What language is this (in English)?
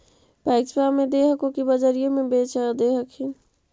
Magahi